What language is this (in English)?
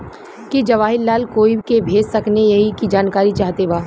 Bhojpuri